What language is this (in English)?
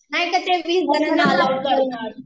Marathi